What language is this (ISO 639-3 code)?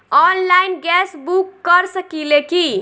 bho